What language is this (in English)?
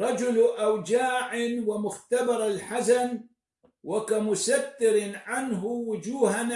Arabic